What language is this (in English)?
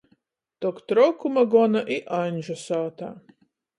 Latgalian